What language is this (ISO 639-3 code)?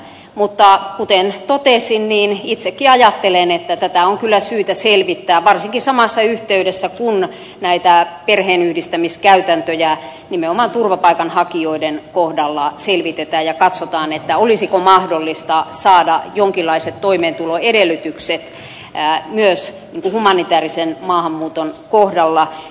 fin